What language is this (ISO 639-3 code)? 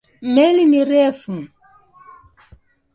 swa